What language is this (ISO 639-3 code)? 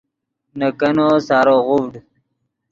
ydg